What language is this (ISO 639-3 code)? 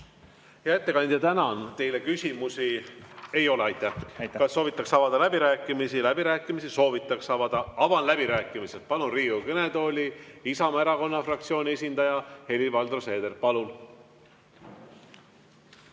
est